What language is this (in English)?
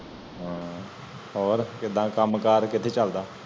Punjabi